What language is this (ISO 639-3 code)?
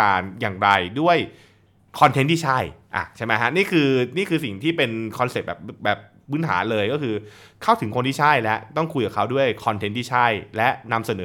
tha